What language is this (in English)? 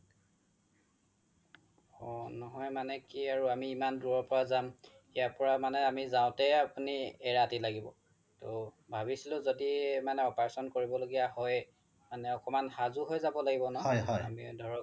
Assamese